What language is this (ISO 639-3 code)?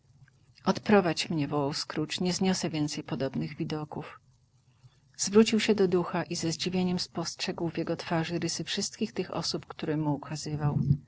pol